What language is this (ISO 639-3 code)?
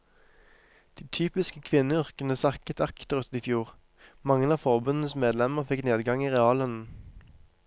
nor